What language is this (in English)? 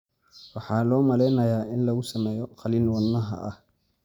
Somali